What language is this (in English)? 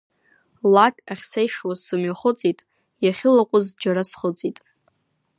Abkhazian